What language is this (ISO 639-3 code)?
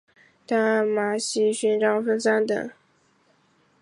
zho